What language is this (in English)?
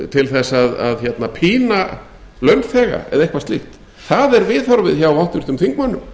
Icelandic